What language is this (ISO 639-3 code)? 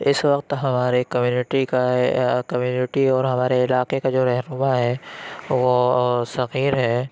urd